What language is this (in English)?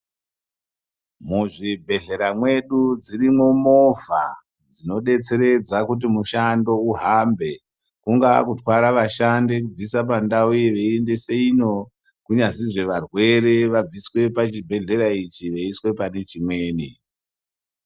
Ndau